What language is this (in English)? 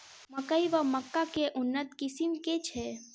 Maithili